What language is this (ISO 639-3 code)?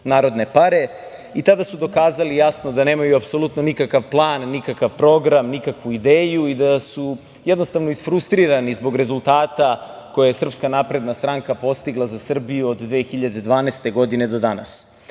srp